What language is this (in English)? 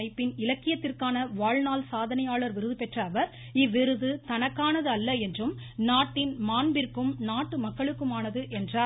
Tamil